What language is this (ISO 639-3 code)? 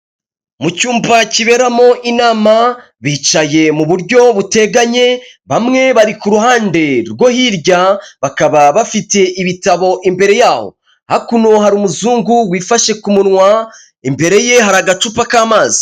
kin